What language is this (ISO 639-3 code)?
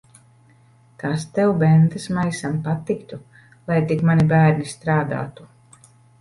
lav